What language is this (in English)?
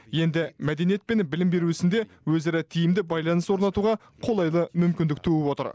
Kazakh